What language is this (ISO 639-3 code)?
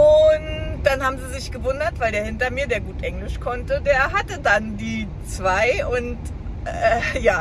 deu